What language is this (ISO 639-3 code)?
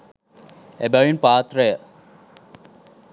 sin